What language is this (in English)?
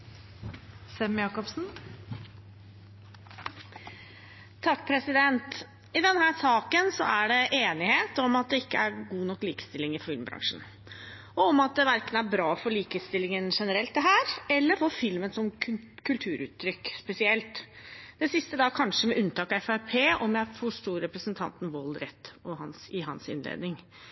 Norwegian Bokmål